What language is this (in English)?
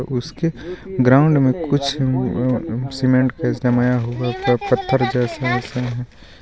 Hindi